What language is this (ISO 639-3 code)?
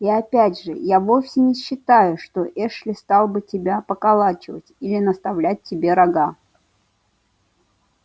rus